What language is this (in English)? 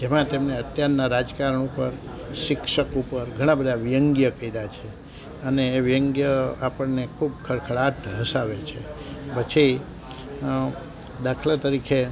Gujarati